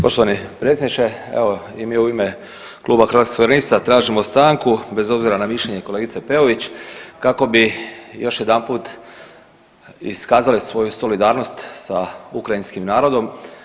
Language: Croatian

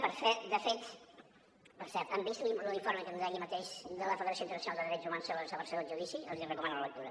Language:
Catalan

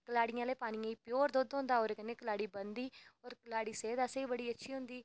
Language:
Dogri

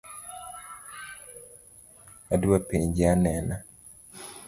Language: Luo (Kenya and Tanzania)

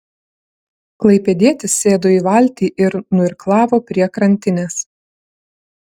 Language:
Lithuanian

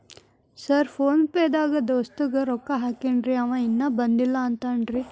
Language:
Kannada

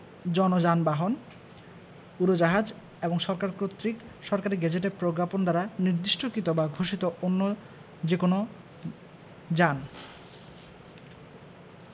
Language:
Bangla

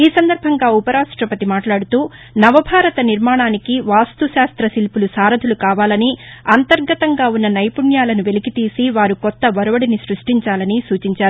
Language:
Telugu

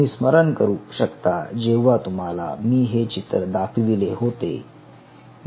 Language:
Marathi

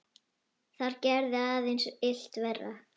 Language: Icelandic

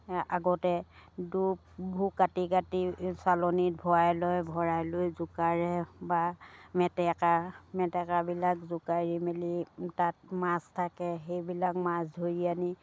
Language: Assamese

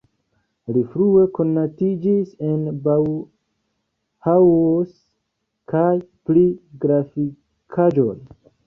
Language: Esperanto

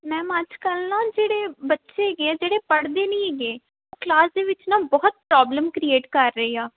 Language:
Punjabi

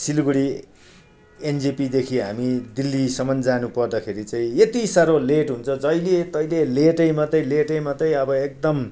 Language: Nepali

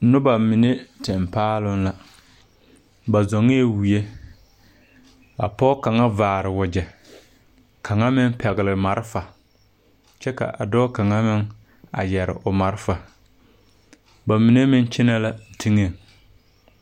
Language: Southern Dagaare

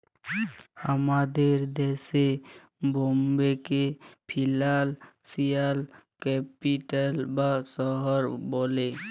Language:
Bangla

